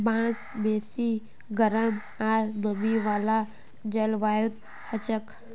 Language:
Magahi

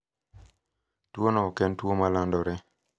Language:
Luo (Kenya and Tanzania)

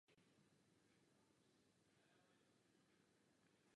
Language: Czech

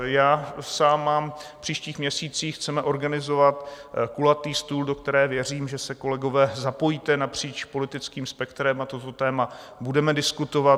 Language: Czech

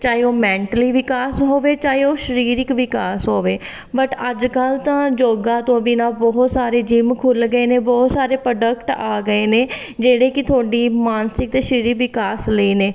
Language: Punjabi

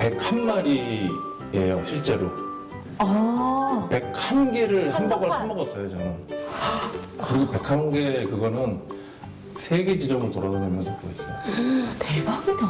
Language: Korean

